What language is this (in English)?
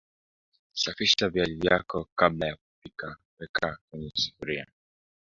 Swahili